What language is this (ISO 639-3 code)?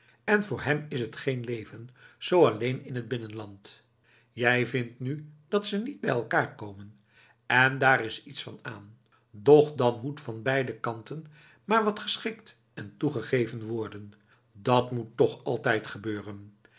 nld